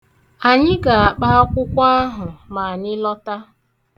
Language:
Igbo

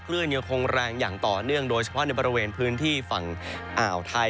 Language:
Thai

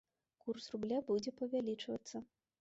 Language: Belarusian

